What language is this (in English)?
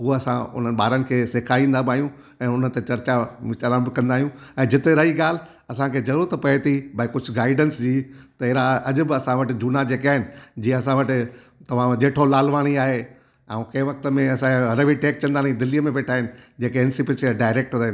Sindhi